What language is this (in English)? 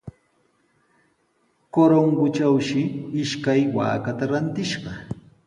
Sihuas Ancash Quechua